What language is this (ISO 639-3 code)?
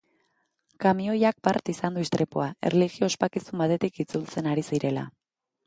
eus